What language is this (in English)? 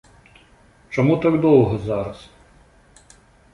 Belarusian